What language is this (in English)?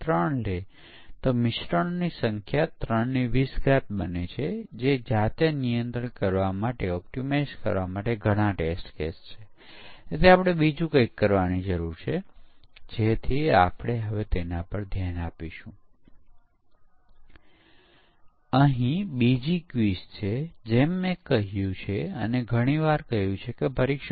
Gujarati